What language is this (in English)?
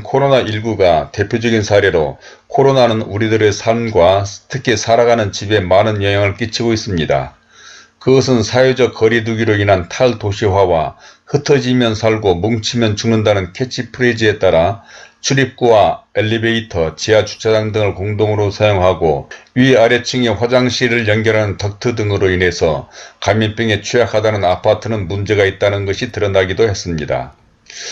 Korean